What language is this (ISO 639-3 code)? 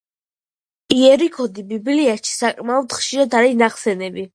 kat